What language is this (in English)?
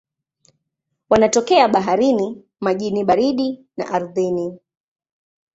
Swahili